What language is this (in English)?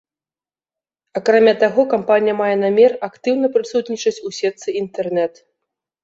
Belarusian